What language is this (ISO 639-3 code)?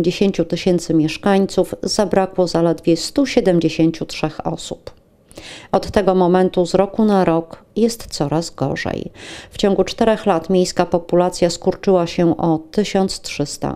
pol